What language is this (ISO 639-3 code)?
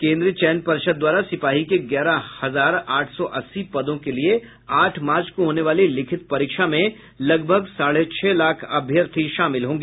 hin